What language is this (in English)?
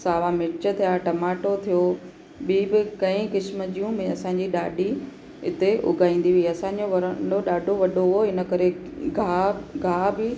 Sindhi